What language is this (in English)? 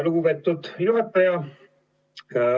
Estonian